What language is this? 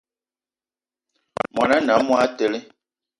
Eton (Cameroon)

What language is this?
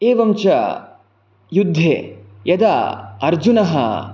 Sanskrit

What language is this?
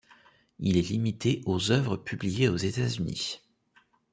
French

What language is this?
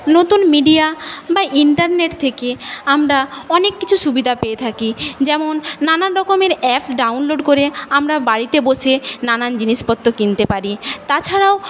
Bangla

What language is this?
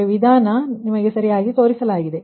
Kannada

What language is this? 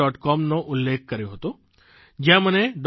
Gujarati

